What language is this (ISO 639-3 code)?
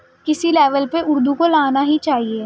urd